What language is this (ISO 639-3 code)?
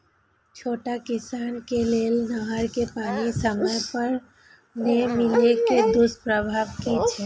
mai